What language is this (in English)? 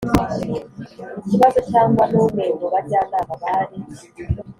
Kinyarwanda